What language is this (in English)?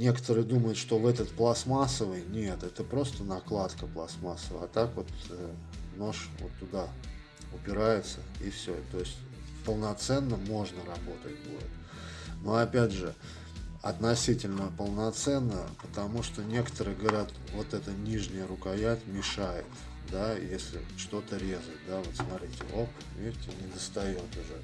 Russian